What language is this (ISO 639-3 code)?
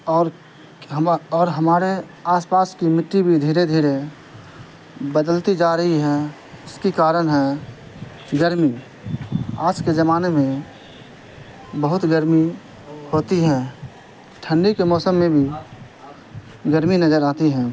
urd